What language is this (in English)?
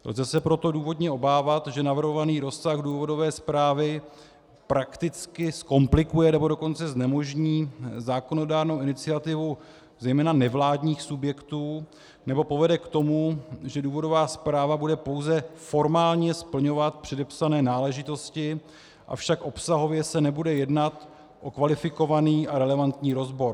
Czech